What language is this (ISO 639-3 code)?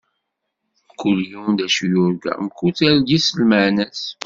kab